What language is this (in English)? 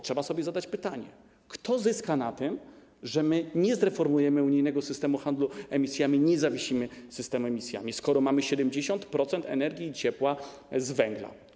Polish